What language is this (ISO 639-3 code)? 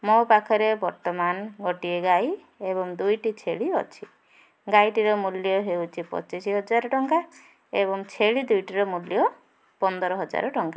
ori